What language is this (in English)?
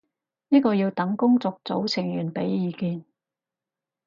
Cantonese